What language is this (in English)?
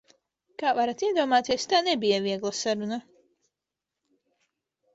Latvian